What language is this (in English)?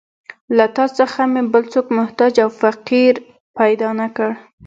Pashto